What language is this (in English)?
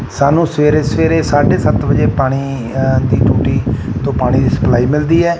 Punjabi